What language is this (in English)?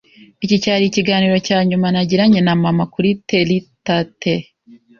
Kinyarwanda